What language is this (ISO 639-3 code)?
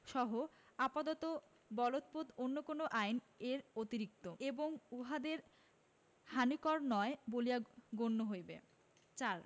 ben